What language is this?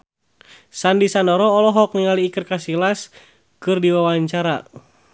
Sundanese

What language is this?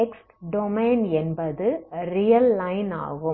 Tamil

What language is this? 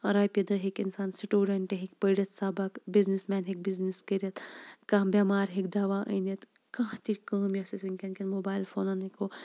Kashmiri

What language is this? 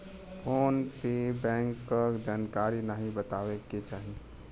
Bhojpuri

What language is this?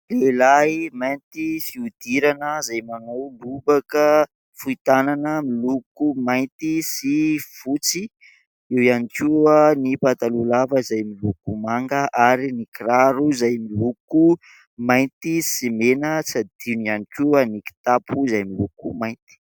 Malagasy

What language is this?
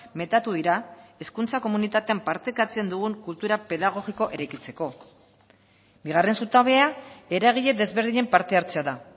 Basque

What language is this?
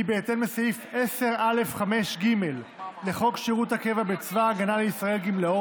Hebrew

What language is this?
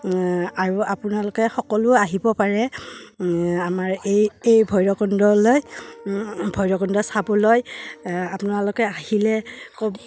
Assamese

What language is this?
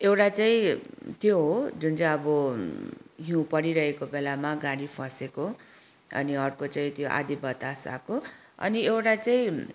Nepali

